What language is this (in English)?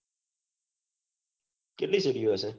Gujarati